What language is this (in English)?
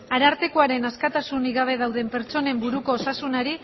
Basque